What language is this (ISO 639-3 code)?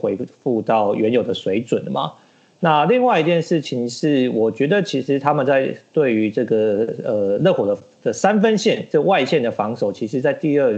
zho